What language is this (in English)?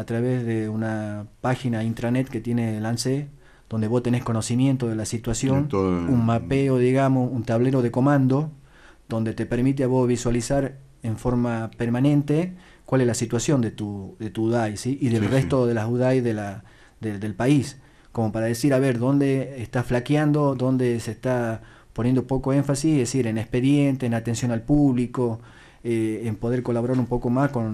Spanish